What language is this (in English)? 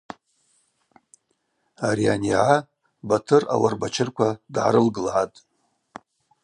Abaza